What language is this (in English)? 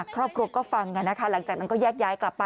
Thai